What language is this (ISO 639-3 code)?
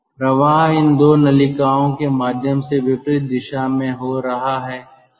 hin